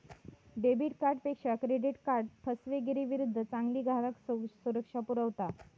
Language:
Marathi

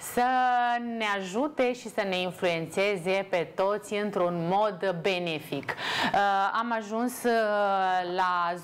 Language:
Romanian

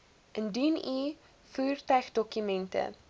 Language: Afrikaans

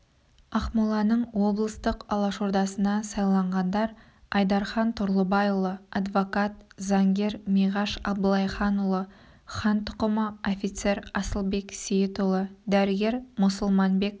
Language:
Kazakh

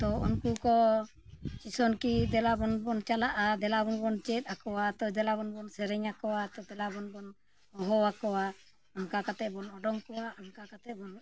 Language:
Santali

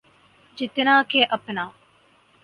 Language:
Urdu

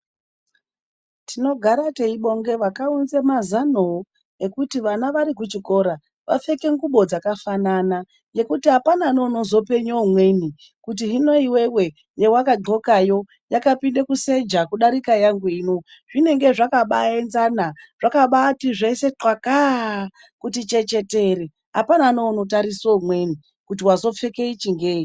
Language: Ndau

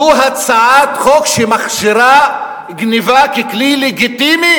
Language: Hebrew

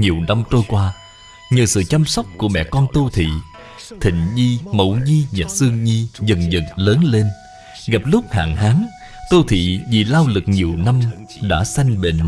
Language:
Vietnamese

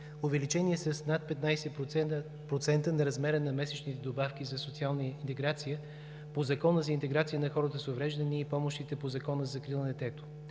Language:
Bulgarian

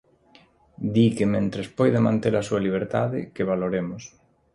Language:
Galician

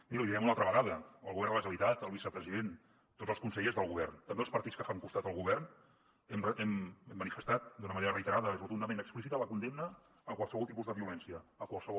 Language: Catalan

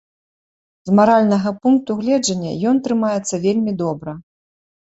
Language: Belarusian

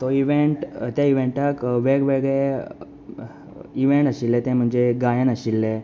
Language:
Konkani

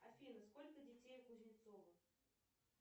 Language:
Russian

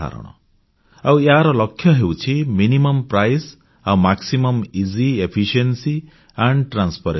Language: Odia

